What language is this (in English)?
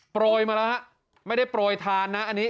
Thai